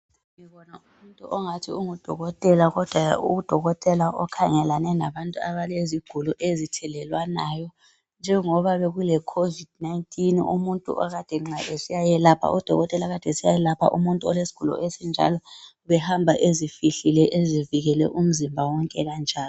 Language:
North Ndebele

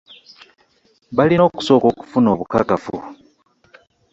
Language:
Ganda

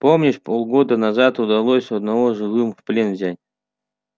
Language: Russian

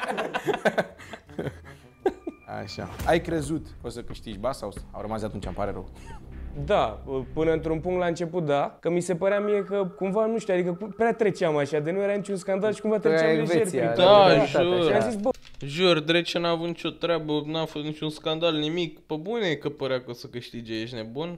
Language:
Romanian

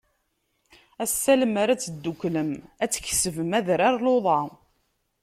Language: Kabyle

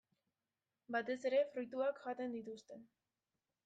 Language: Basque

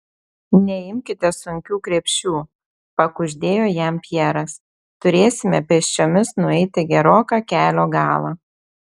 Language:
Lithuanian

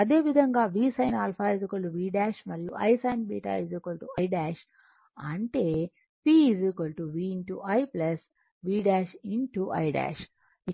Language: Telugu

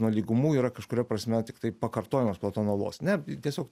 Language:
Lithuanian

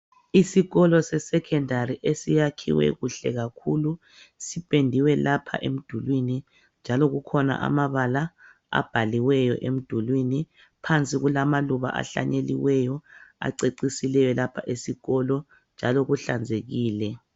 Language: North Ndebele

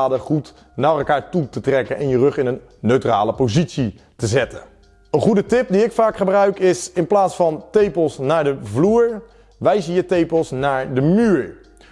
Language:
Dutch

